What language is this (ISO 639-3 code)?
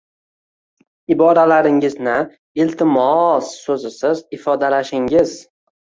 uzb